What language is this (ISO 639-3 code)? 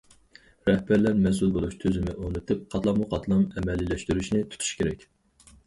uig